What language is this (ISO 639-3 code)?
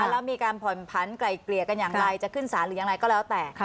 tha